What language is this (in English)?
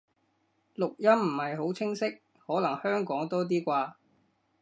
Cantonese